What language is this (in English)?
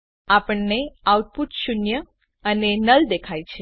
Gujarati